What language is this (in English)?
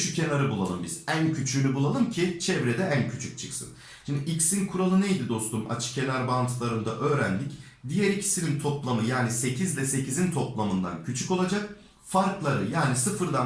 Turkish